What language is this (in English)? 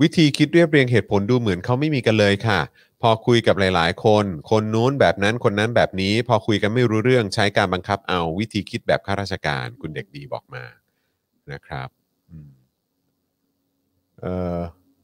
Thai